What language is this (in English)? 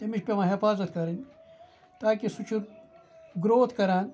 Kashmiri